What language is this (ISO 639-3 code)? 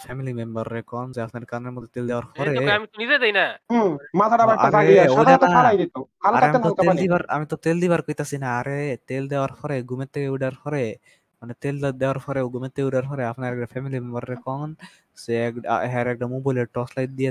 ben